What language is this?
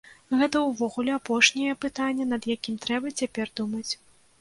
Belarusian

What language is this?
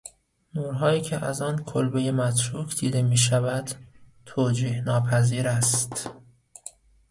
Persian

